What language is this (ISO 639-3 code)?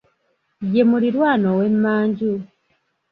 lug